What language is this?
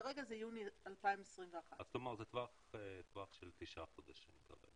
Hebrew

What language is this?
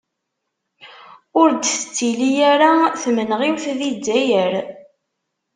Kabyle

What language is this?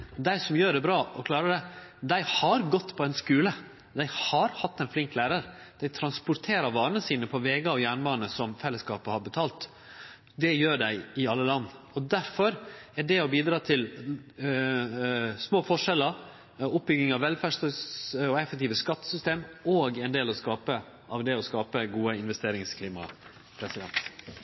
Norwegian Nynorsk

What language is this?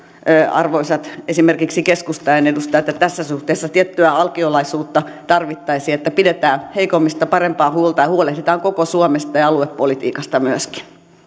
Finnish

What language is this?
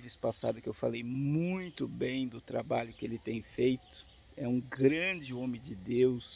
Portuguese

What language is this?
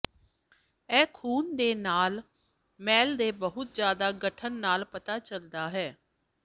Punjabi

